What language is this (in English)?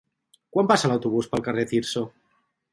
Catalan